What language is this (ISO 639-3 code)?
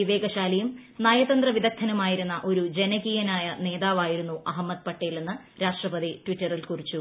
mal